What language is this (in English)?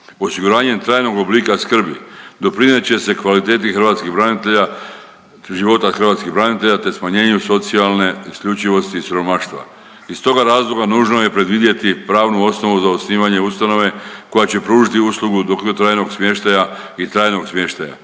Croatian